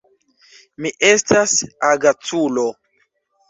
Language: Esperanto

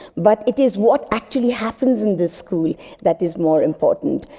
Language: English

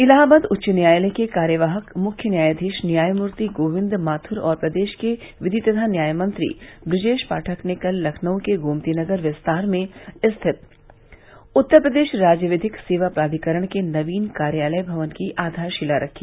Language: Hindi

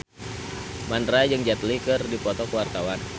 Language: Sundanese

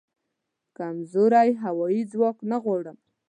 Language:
Pashto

